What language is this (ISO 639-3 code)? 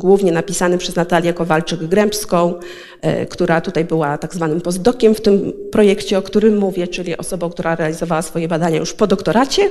pol